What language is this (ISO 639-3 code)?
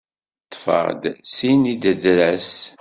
kab